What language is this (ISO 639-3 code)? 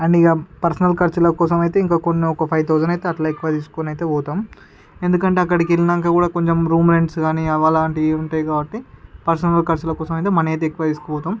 tel